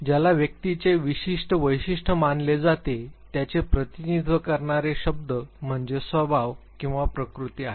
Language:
Marathi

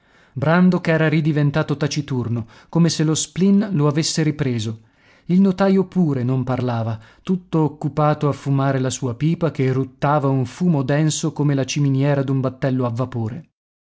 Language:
Italian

